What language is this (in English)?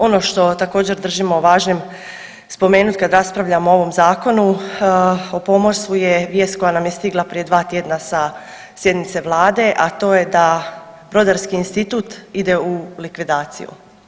Croatian